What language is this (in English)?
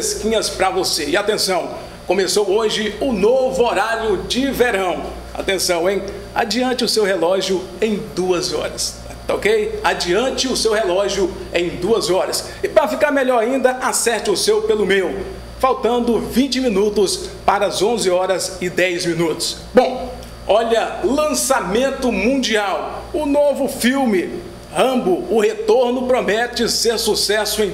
Portuguese